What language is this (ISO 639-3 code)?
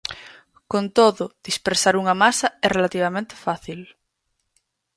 glg